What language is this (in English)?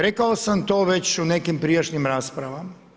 Croatian